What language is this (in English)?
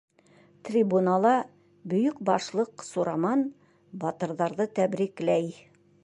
Bashkir